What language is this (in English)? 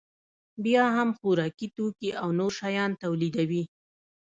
Pashto